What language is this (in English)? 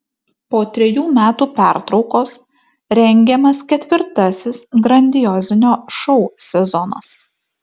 Lithuanian